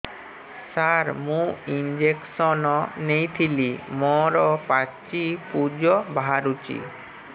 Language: Odia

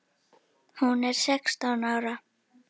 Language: Icelandic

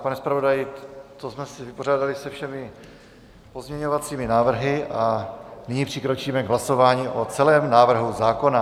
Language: Czech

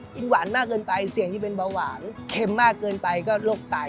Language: Thai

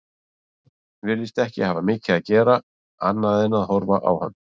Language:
Icelandic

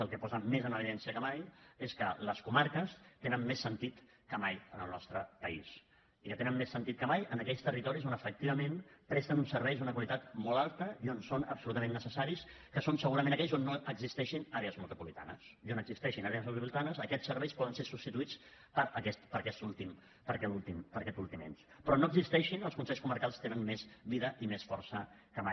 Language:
Catalan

